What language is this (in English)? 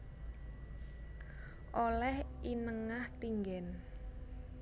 Javanese